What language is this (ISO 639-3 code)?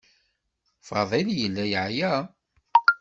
kab